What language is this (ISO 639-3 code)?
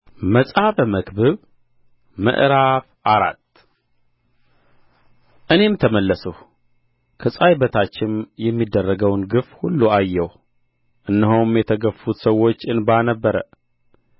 amh